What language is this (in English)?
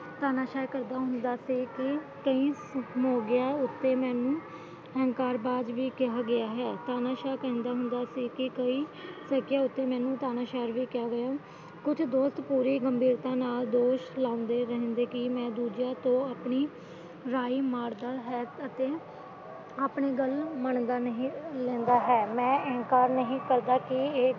Punjabi